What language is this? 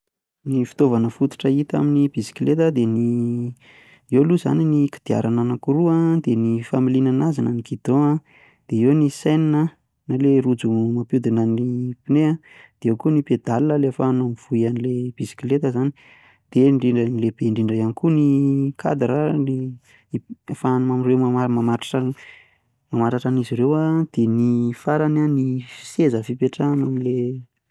Malagasy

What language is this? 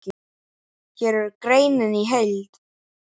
Icelandic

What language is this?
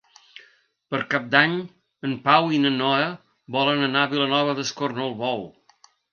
Catalan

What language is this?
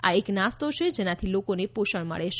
Gujarati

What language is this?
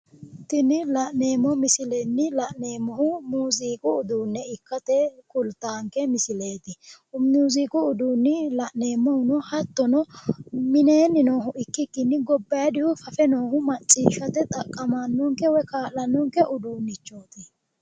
Sidamo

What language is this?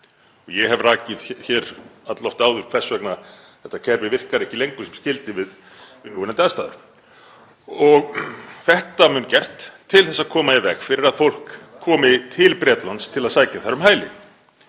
Icelandic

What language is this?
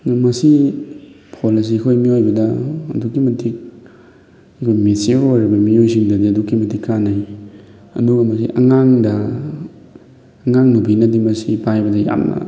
Manipuri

